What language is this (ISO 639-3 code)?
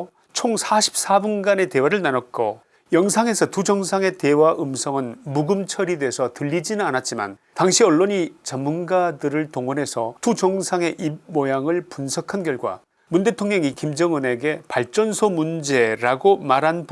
kor